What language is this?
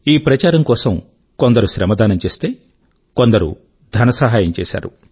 Telugu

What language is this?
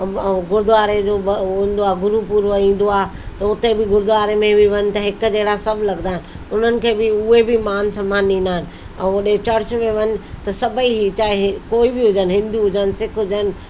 Sindhi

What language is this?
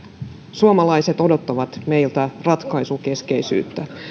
Finnish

